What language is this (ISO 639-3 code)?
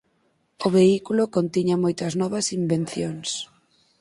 glg